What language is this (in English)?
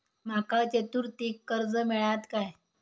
Marathi